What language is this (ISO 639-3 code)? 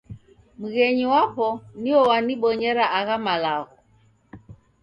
dav